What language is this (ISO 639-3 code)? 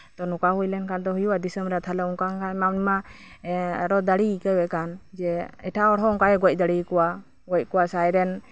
sat